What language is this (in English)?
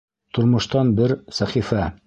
Bashkir